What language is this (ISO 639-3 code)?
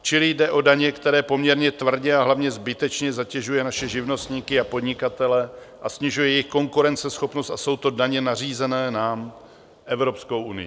ces